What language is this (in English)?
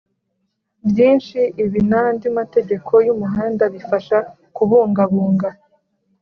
Kinyarwanda